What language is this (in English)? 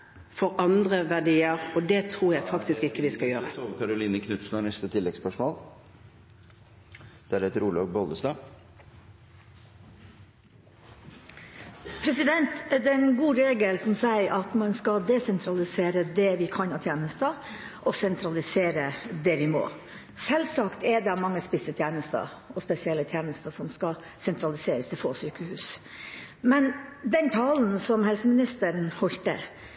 Norwegian